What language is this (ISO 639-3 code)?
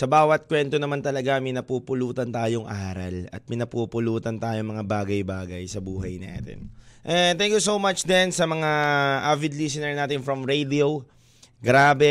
fil